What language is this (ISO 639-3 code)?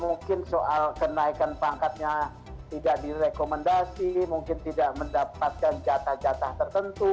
ind